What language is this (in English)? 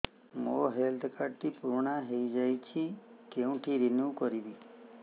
Odia